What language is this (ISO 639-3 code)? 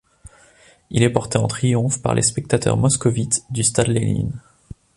fra